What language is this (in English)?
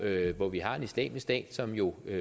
Danish